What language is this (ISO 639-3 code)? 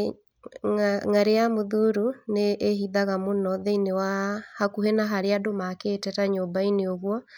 kik